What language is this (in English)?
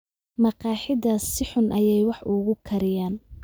Somali